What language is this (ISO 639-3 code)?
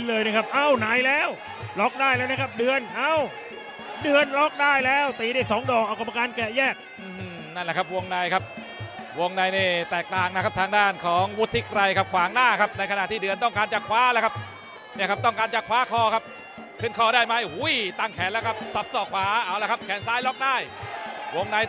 tha